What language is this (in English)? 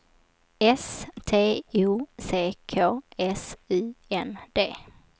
Swedish